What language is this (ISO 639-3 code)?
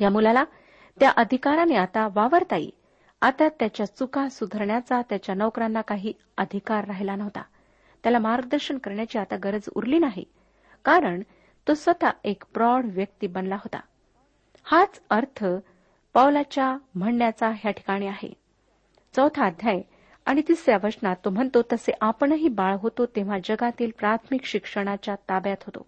mar